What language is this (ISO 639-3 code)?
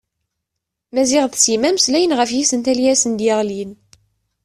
kab